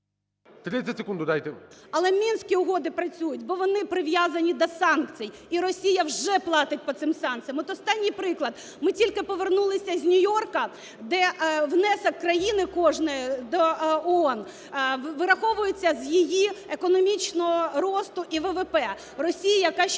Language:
Ukrainian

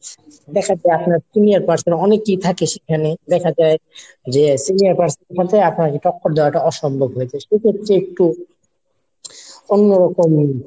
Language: Bangla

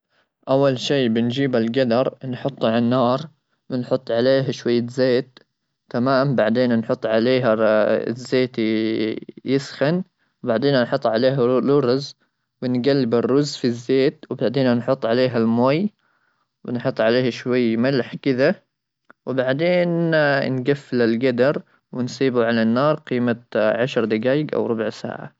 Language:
Gulf Arabic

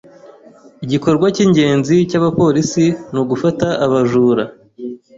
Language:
Kinyarwanda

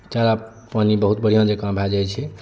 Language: Maithili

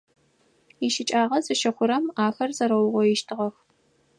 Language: Adyghe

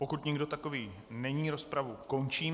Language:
Czech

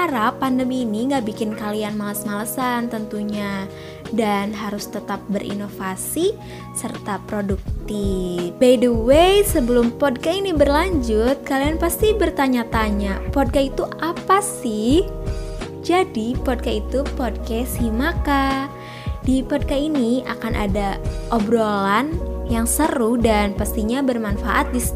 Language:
Indonesian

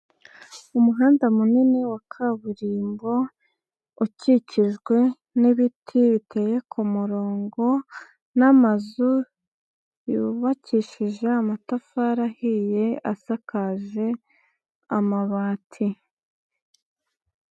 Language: Kinyarwanda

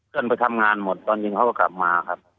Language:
Thai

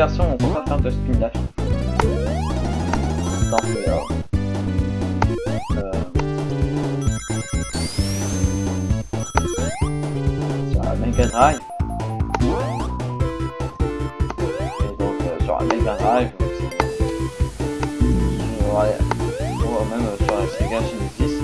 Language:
French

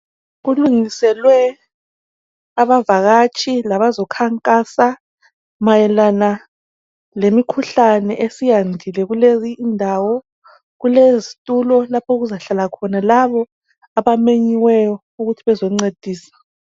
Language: North Ndebele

